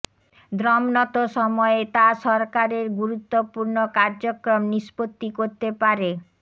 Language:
Bangla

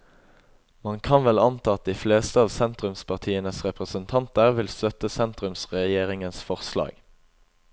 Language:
Norwegian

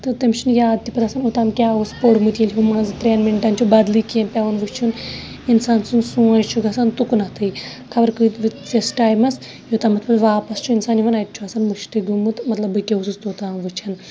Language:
Kashmiri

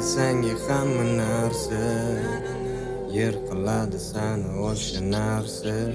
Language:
Turkish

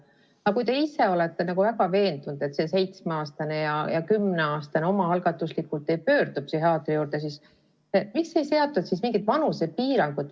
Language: Estonian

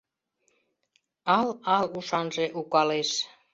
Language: Mari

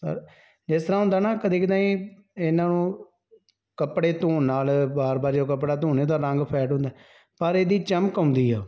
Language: Punjabi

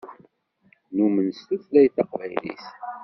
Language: Kabyle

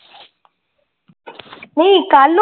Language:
Punjabi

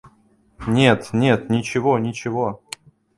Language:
Russian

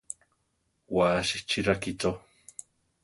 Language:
Central Tarahumara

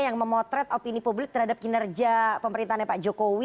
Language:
Indonesian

